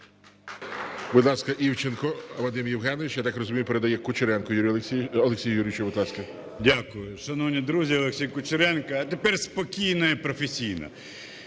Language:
Ukrainian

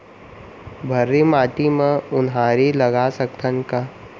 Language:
Chhattisgarhi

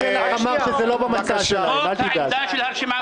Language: Hebrew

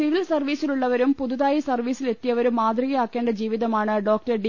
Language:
Malayalam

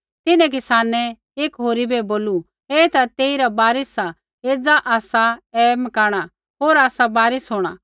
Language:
Kullu Pahari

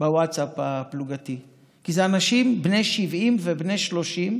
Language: Hebrew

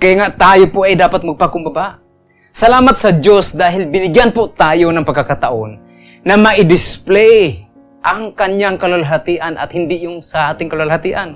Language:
Filipino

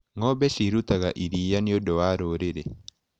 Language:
Kikuyu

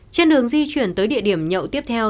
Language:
Vietnamese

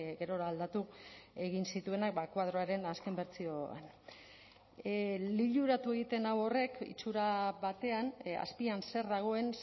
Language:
Basque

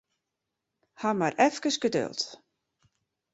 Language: Western Frisian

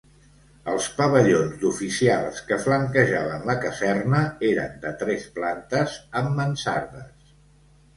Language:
Catalan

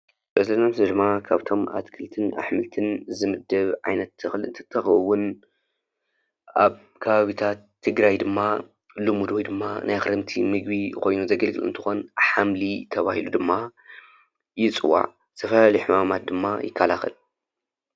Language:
Tigrinya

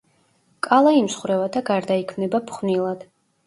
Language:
Georgian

